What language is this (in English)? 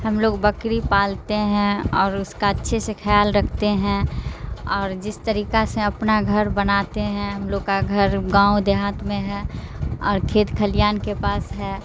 Urdu